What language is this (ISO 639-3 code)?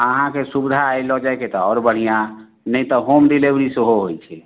mai